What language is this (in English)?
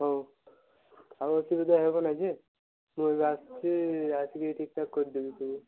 Odia